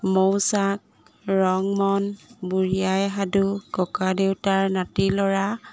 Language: Assamese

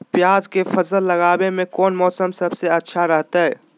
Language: Magahi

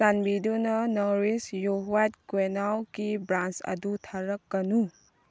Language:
Manipuri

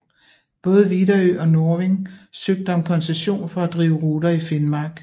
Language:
Danish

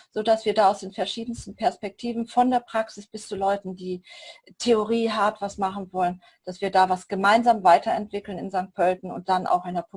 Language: German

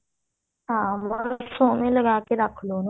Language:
Punjabi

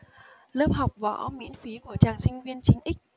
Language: Vietnamese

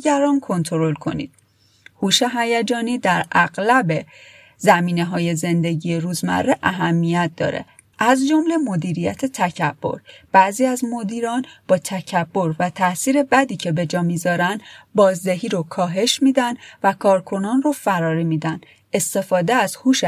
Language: Persian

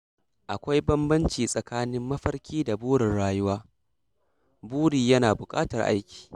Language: Hausa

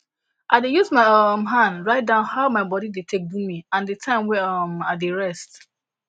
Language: Nigerian Pidgin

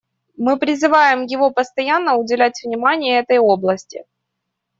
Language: Russian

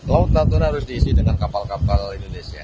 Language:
Indonesian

